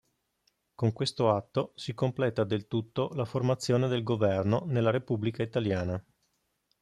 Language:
Italian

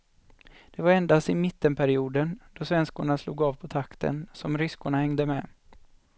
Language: Swedish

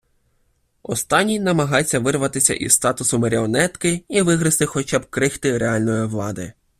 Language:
Ukrainian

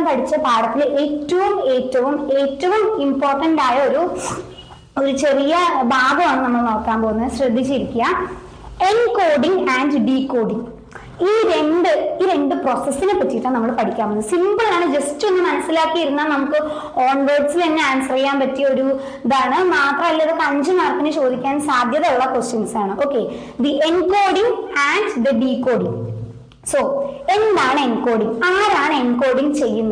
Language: Malayalam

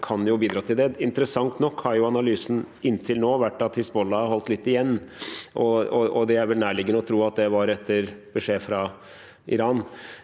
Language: Norwegian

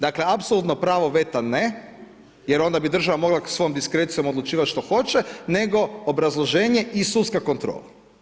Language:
Croatian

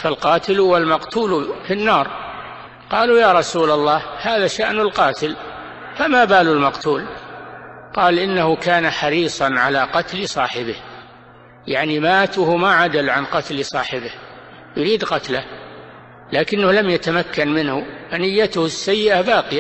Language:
Arabic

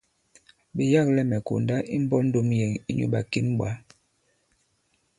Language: Bankon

